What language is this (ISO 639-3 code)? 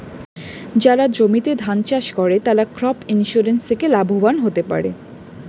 ben